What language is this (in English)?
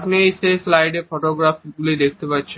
Bangla